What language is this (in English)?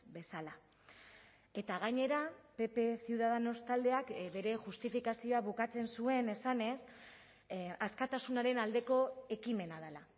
Basque